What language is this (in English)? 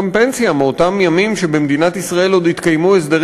Hebrew